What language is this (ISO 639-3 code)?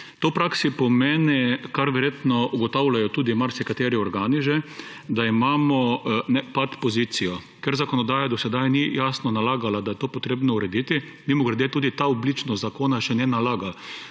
slv